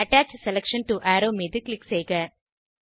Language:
Tamil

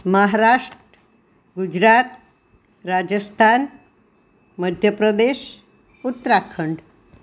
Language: Gujarati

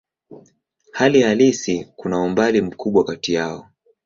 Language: Swahili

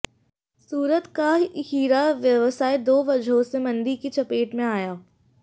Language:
Hindi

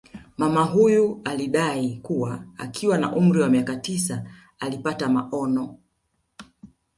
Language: Swahili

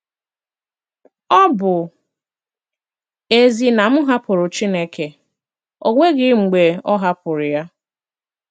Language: Igbo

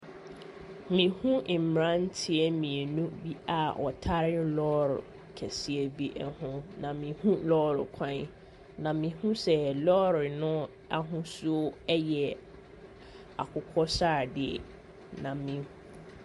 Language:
Akan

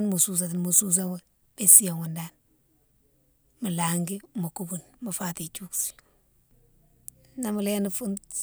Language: Mansoanka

